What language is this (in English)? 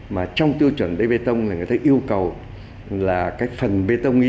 Vietnamese